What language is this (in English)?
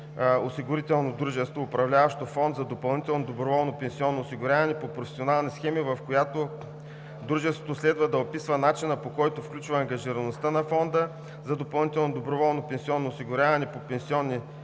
Bulgarian